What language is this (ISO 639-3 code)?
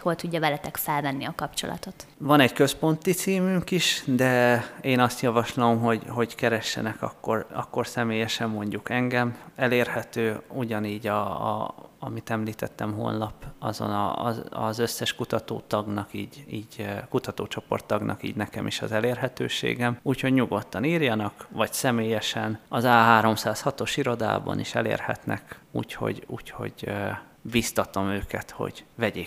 hun